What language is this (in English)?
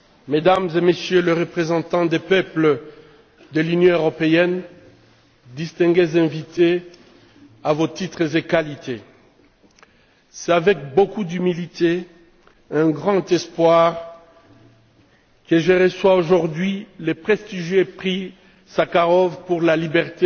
French